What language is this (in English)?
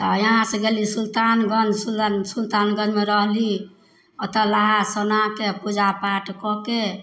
Maithili